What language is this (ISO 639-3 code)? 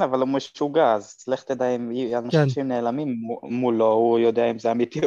heb